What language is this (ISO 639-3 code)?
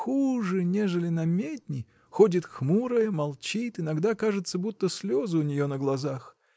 rus